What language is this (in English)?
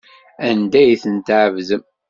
Kabyle